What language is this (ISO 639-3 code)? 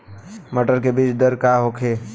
bho